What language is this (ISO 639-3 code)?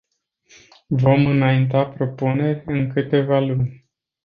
ron